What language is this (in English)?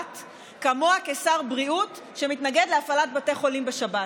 Hebrew